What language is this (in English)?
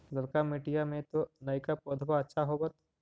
Magahi